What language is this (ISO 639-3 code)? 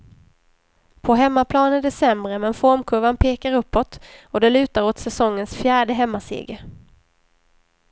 swe